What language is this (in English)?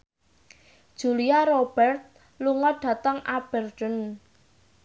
Javanese